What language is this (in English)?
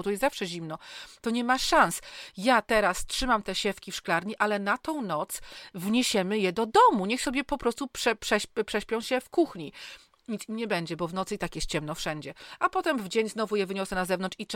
Polish